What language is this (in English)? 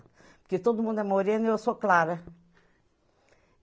Portuguese